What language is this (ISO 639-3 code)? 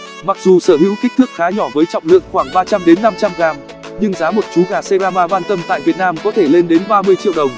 vie